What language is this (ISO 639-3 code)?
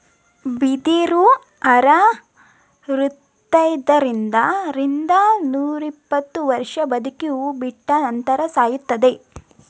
kan